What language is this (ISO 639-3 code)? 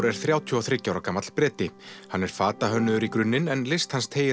isl